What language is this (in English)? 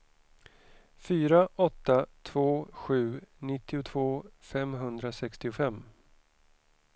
Swedish